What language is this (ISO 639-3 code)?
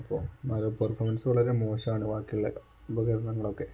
mal